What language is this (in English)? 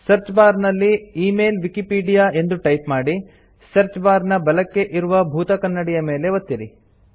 Kannada